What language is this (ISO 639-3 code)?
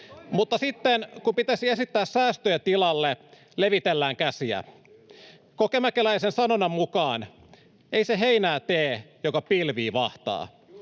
fin